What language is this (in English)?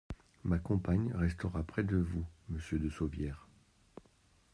French